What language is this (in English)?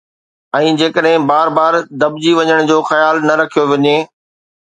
Sindhi